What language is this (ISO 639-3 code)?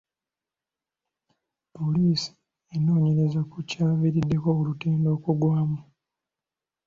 lug